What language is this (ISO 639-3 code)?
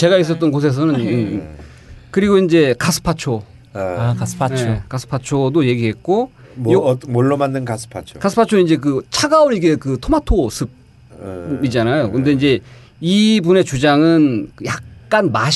kor